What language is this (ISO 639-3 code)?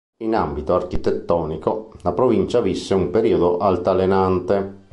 ita